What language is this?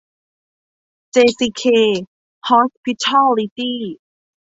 Thai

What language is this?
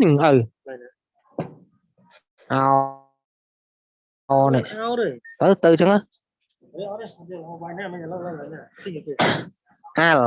Vietnamese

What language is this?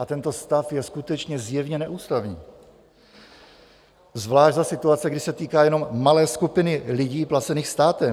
Czech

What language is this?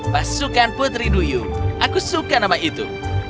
Indonesian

